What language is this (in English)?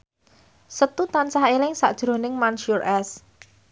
Javanese